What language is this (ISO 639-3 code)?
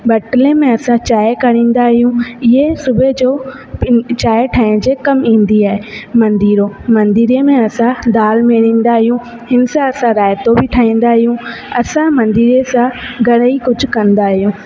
snd